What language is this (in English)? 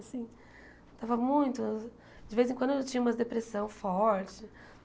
Portuguese